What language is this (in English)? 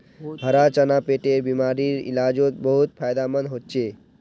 Magahi